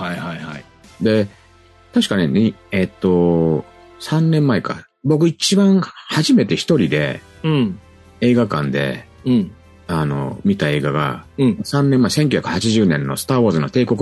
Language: Japanese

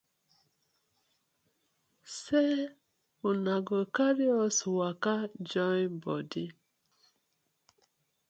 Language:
Nigerian Pidgin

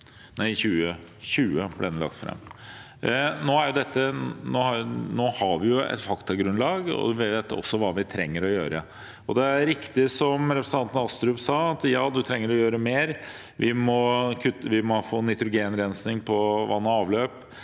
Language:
Norwegian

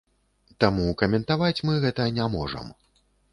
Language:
Belarusian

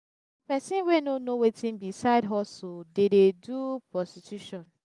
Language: Nigerian Pidgin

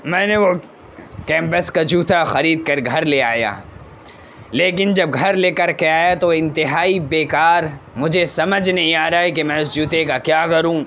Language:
Urdu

